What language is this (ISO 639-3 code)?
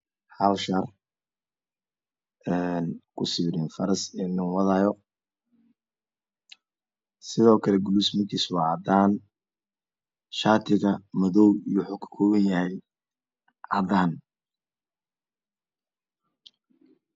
som